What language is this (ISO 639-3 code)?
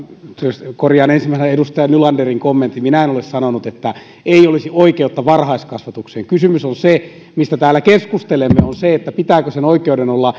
fin